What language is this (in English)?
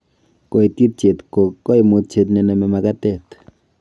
Kalenjin